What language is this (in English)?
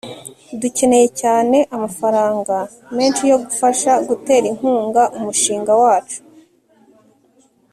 Kinyarwanda